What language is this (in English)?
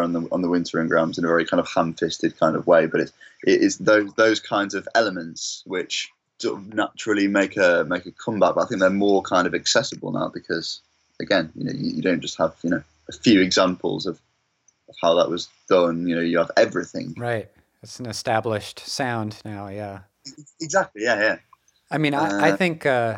English